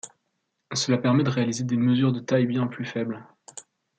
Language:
French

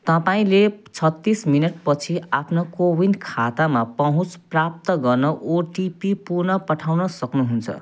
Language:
Nepali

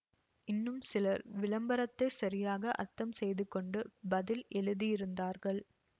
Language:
Tamil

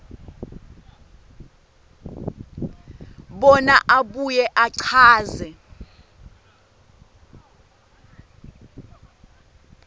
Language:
Swati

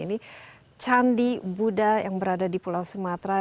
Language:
Indonesian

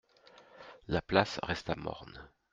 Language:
French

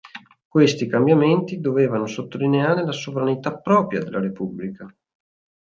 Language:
Italian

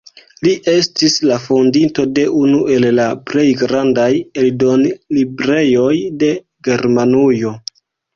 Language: Esperanto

